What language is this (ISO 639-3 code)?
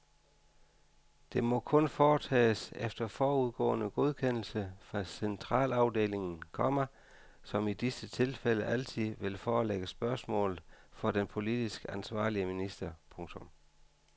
dan